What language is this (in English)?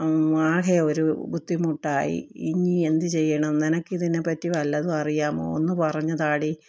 Malayalam